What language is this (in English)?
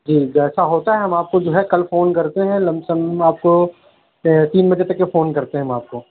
Urdu